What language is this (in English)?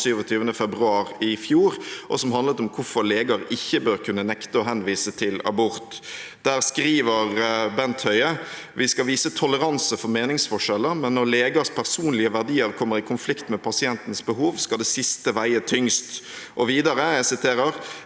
Norwegian